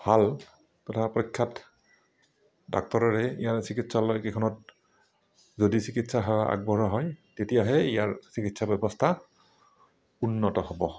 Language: Assamese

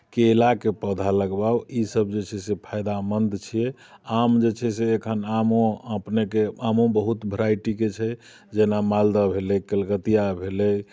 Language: Maithili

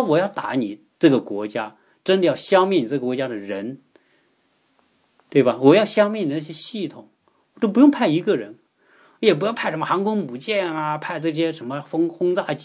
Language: Chinese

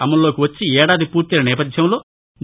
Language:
Telugu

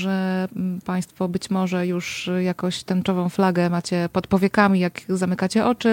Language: Polish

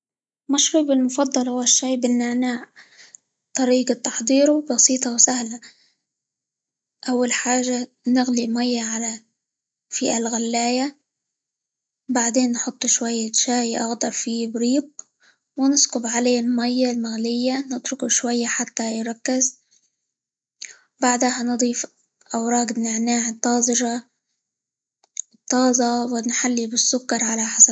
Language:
Libyan Arabic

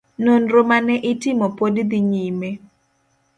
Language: Luo (Kenya and Tanzania)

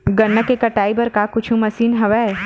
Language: Chhattisgarhi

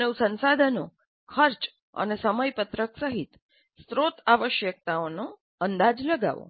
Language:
Gujarati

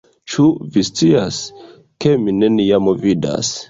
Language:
Esperanto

